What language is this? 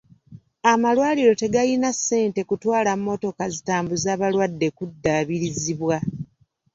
Ganda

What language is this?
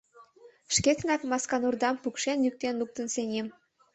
Mari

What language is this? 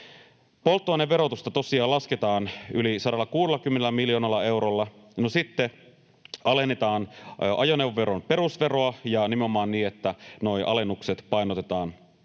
Finnish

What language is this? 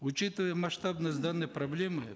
Kazakh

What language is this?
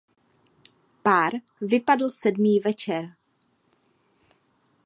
Czech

